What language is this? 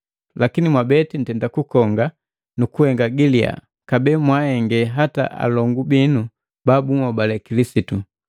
Matengo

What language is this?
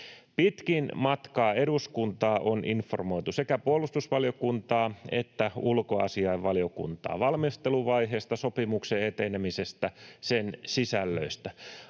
Finnish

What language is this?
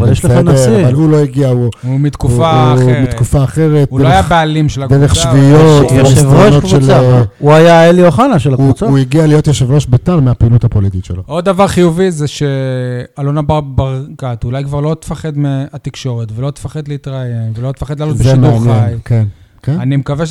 Hebrew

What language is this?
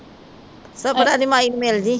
Punjabi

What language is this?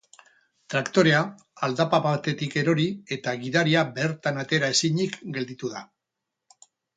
Basque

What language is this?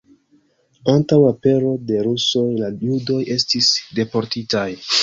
Esperanto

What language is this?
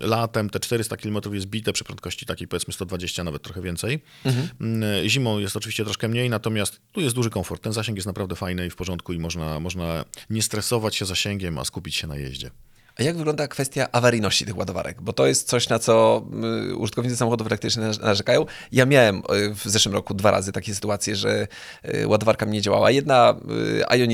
Polish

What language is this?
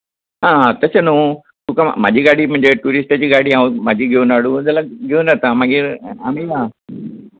Konkani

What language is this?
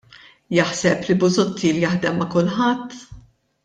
Maltese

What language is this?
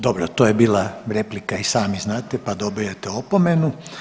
Croatian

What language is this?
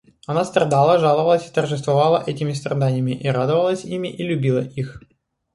Russian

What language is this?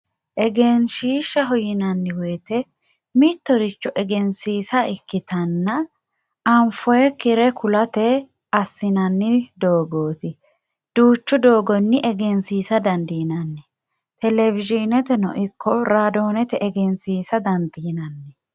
Sidamo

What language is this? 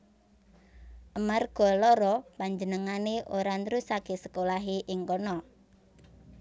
Javanese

